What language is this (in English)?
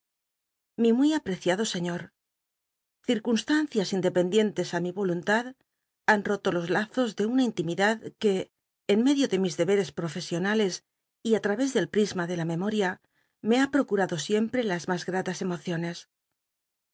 Spanish